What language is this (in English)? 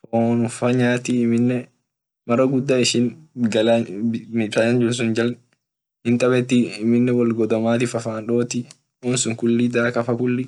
Orma